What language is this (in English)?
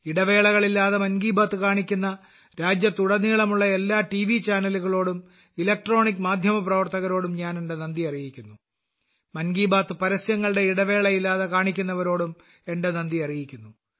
Malayalam